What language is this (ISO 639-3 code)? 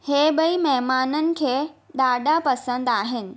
snd